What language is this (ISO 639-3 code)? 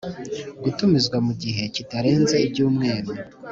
kin